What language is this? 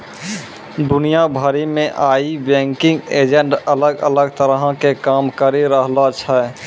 Maithili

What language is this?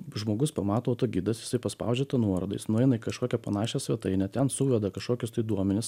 Lithuanian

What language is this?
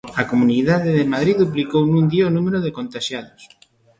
Galician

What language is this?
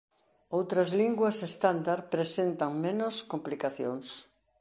Galician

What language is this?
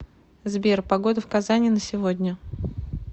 Russian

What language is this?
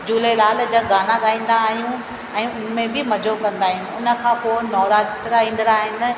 Sindhi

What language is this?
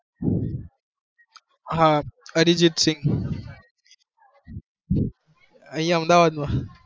Gujarati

